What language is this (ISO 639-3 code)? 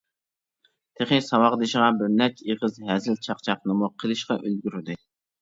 uig